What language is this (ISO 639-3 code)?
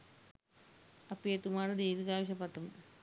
sin